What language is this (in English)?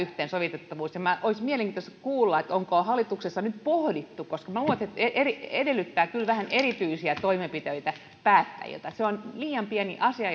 Finnish